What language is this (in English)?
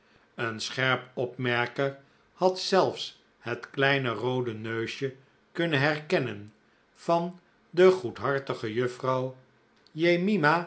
Dutch